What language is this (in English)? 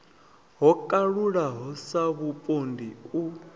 Venda